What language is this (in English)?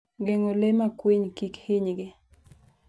Luo (Kenya and Tanzania)